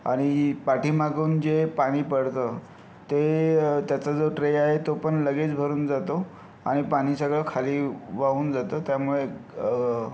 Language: Marathi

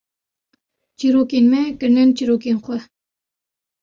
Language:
Kurdish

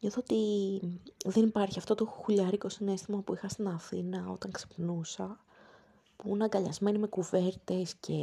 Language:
Greek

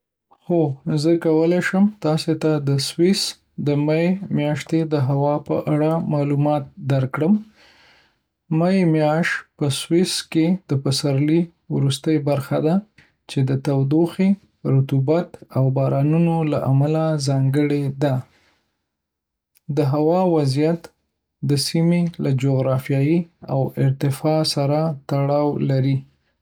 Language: Pashto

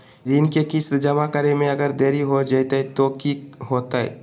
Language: Magahi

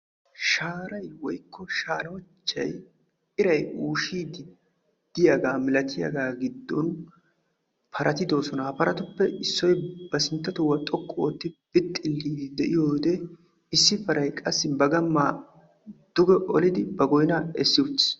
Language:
Wolaytta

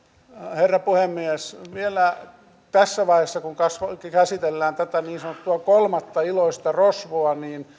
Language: Finnish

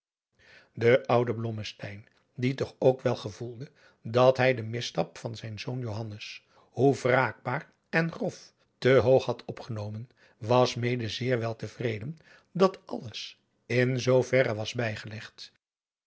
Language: Dutch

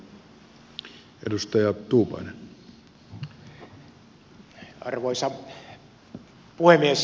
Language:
Finnish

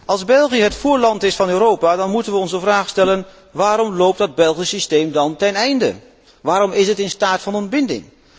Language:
Dutch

